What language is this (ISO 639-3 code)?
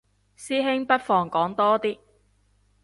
yue